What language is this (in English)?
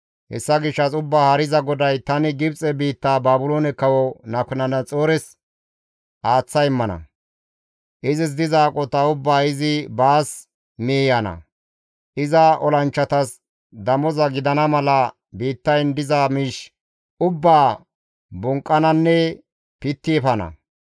Gamo